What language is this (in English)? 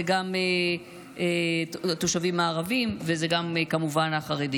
Hebrew